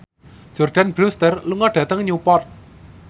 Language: Javanese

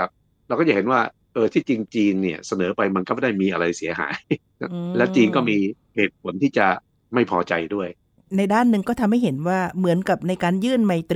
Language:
Thai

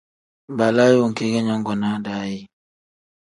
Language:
Tem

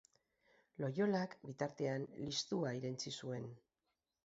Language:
Basque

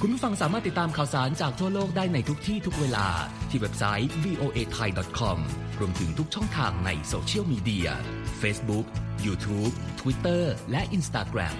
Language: Thai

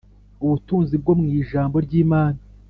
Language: Kinyarwanda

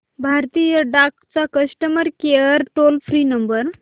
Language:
Marathi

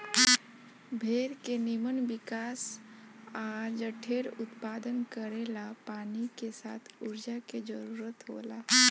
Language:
Bhojpuri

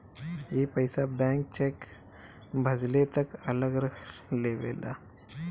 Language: Bhojpuri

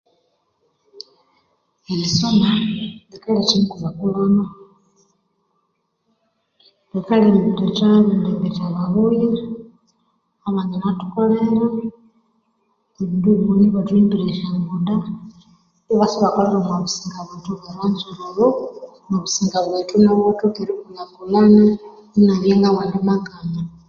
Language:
Konzo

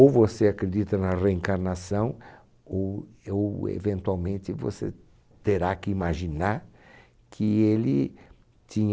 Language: Portuguese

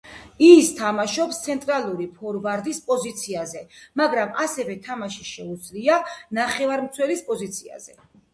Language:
Georgian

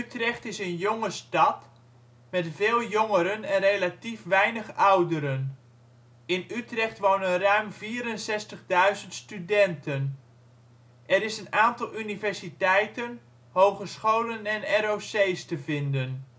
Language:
Dutch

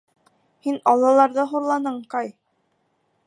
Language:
Bashkir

